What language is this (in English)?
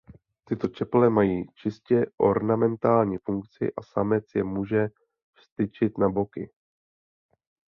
Czech